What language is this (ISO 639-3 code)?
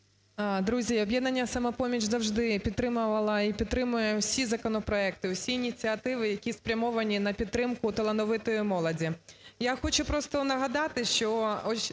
ukr